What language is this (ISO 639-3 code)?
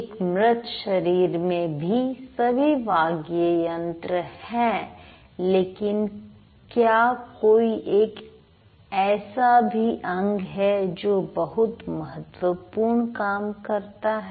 hin